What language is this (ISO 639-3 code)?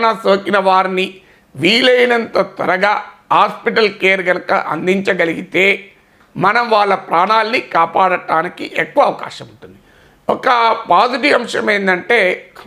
tel